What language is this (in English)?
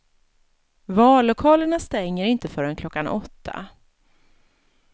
Swedish